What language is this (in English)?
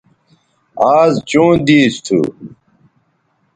Bateri